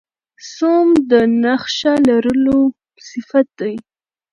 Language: Pashto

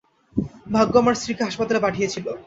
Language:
Bangla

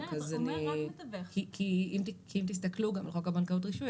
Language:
Hebrew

